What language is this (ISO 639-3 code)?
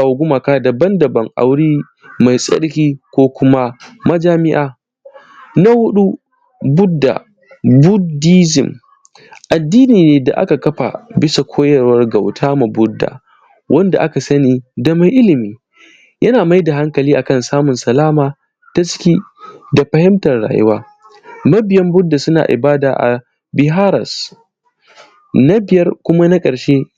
hau